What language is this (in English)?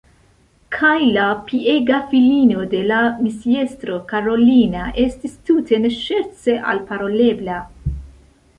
Esperanto